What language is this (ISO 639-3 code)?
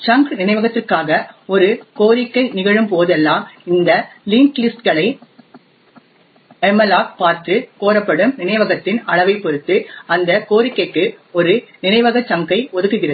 tam